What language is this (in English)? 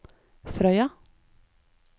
Norwegian